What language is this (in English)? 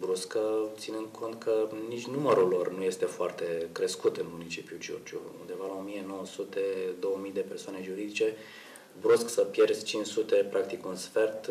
Romanian